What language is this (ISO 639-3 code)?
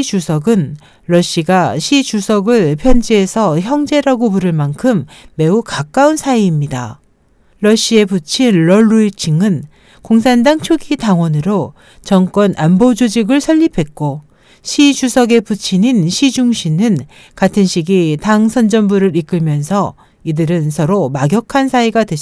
kor